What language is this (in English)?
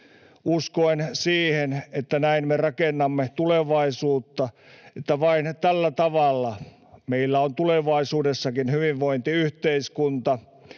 Finnish